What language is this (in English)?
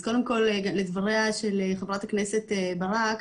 Hebrew